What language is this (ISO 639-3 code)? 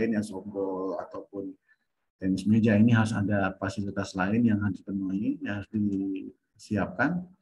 ind